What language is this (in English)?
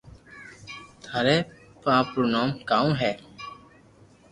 Loarki